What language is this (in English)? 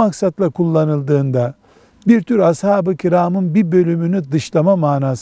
Turkish